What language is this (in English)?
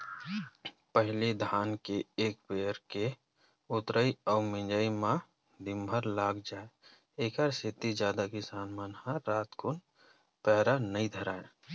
Chhattisgarhi